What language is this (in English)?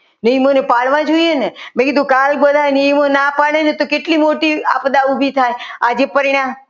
Gujarati